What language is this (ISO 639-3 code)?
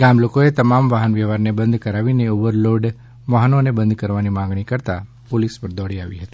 guj